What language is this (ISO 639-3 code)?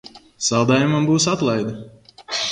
lav